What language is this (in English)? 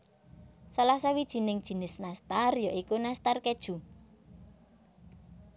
Javanese